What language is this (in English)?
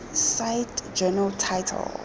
Tswana